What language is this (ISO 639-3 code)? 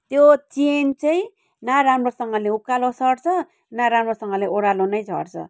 nep